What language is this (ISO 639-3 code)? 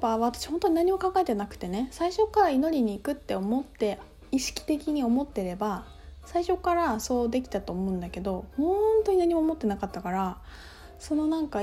jpn